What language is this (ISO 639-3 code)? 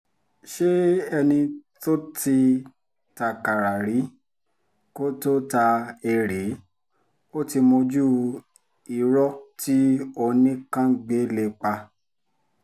yor